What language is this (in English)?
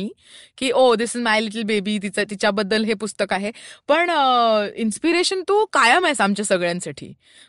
Marathi